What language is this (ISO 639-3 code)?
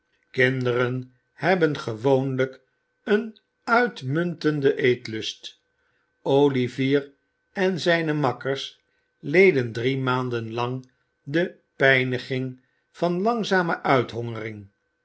nld